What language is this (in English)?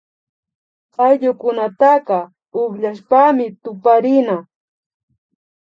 Imbabura Highland Quichua